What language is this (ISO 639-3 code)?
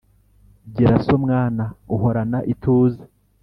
kin